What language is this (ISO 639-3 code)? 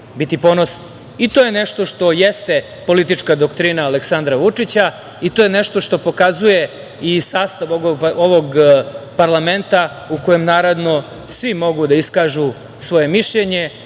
srp